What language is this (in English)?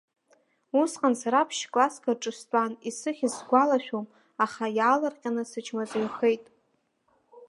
Abkhazian